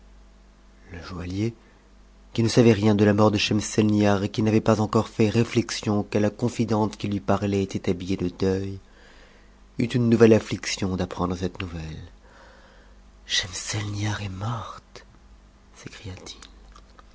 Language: French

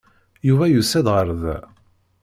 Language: Kabyle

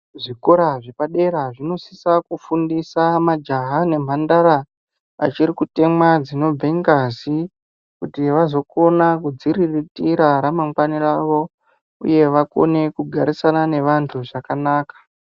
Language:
Ndau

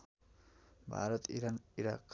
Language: Nepali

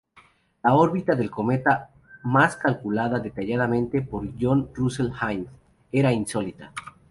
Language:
Spanish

